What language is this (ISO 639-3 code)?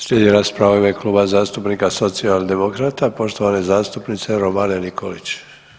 hrv